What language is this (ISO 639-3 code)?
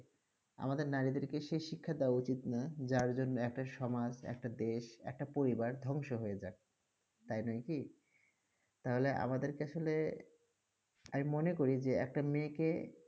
ben